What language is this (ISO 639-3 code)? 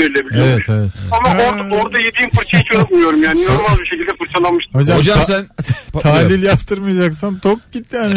tur